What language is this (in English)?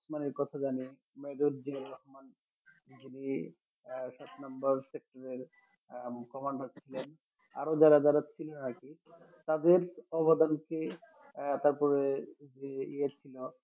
Bangla